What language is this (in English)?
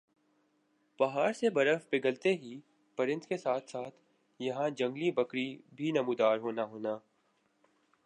Urdu